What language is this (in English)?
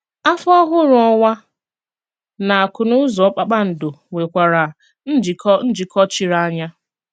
Igbo